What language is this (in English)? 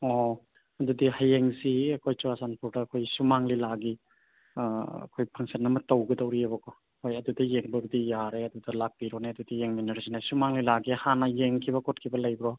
Manipuri